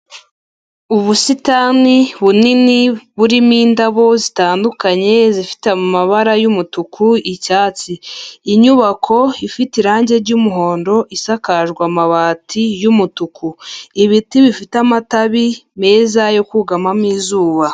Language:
Kinyarwanda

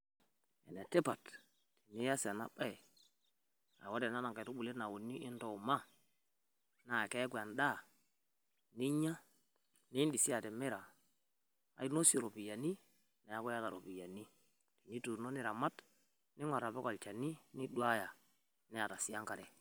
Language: Masai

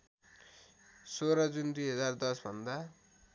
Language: Nepali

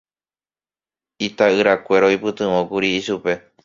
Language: Guarani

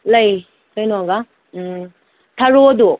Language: Manipuri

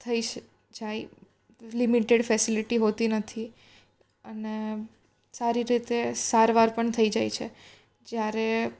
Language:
Gujarati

